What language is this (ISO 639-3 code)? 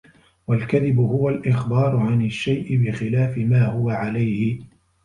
ara